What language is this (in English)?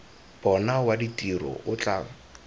Tswana